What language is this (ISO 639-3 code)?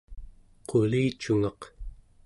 esu